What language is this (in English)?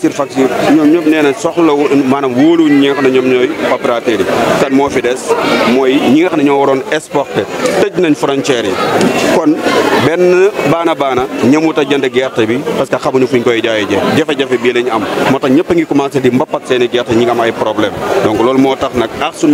Indonesian